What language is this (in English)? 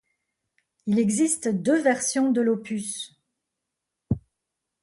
French